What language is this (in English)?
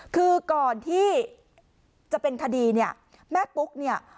Thai